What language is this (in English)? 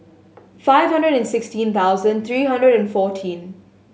English